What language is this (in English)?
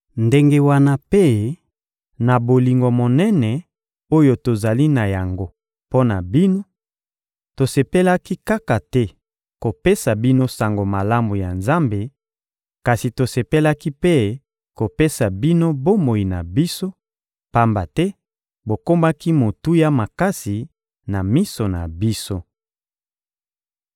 Lingala